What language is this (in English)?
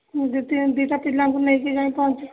Odia